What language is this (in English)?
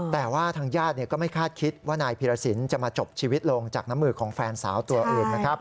Thai